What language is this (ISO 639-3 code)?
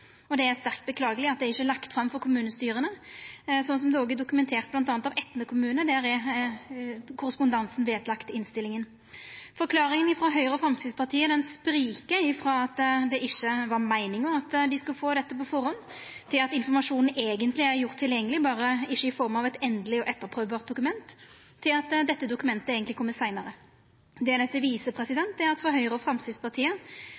nno